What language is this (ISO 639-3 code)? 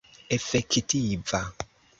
epo